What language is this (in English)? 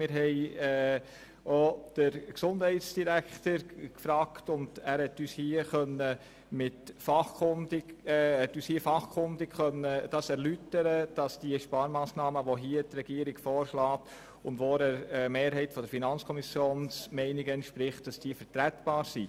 Swiss German